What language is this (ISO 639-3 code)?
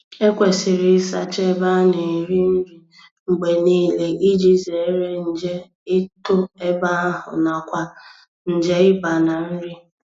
ibo